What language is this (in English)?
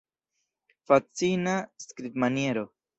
Esperanto